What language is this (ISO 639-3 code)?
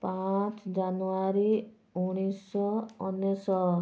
ori